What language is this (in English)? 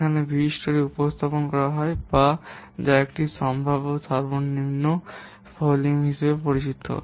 Bangla